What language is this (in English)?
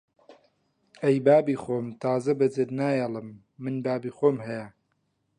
Central Kurdish